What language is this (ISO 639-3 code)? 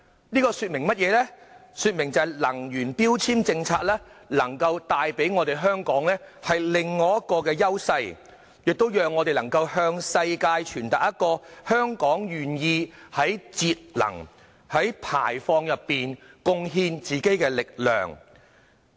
yue